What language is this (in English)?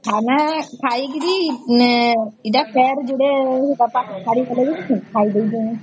Odia